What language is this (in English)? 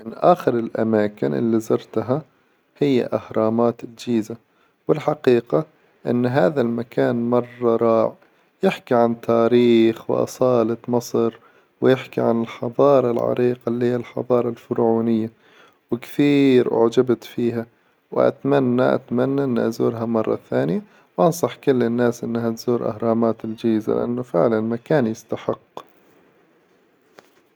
Hijazi Arabic